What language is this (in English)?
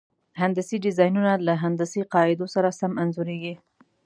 Pashto